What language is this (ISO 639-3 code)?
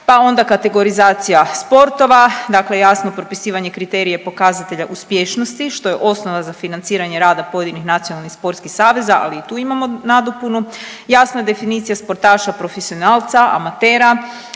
hrv